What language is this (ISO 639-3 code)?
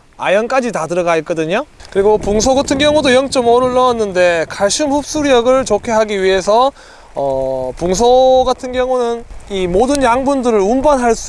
kor